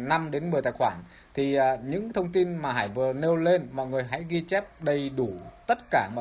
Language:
Vietnamese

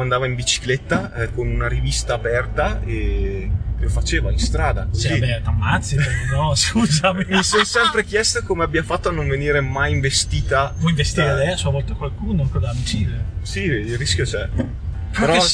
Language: Italian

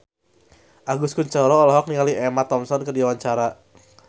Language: Sundanese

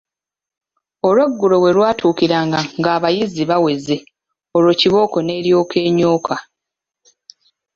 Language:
Ganda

